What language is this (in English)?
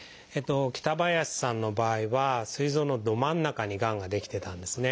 Japanese